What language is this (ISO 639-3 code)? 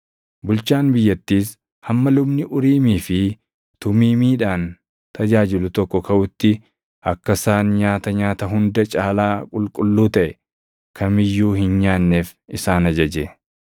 orm